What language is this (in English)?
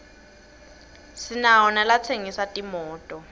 Swati